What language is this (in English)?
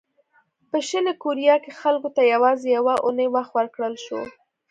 Pashto